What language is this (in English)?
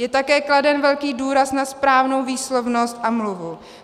Czech